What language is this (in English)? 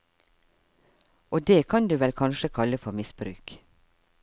Norwegian